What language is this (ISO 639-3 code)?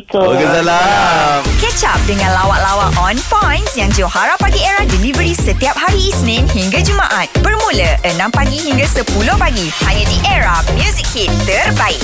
msa